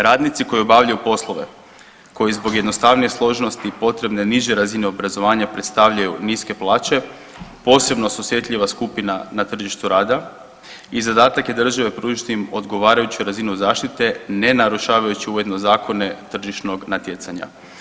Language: Croatian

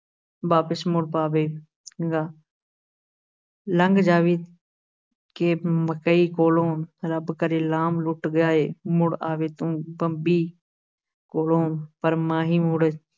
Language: Punjabi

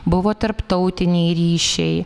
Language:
Lithuanian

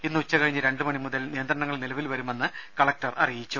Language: Malayalam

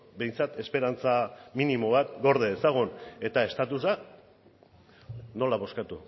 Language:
Basque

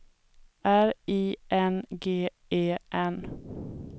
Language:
Swedish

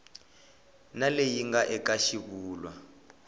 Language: Tsonga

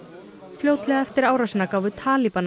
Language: Icelandic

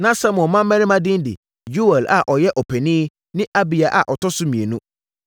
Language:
Akan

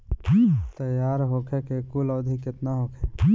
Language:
Bhojpuri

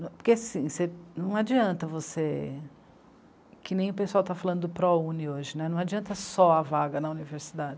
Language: Portuguese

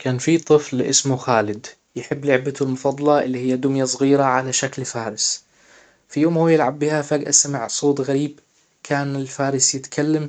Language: Hijazi Arabic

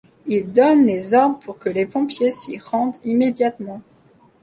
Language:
French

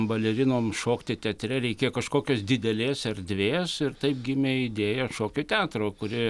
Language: Lithuanian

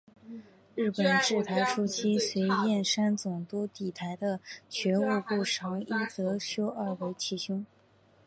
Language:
Chinese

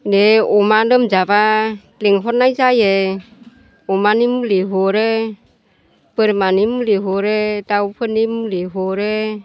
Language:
Bodo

